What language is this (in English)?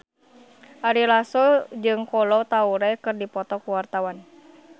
Sundanese